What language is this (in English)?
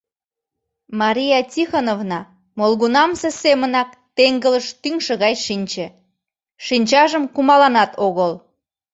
Mari